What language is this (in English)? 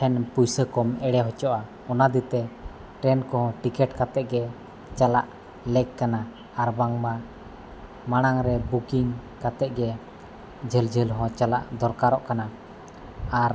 Santali